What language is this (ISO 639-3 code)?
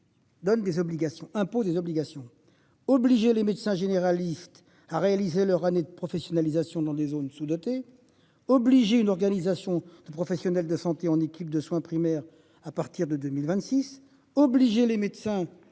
fra